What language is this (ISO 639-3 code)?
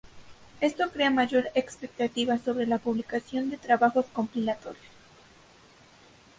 spa